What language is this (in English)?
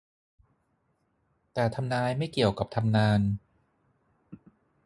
Thai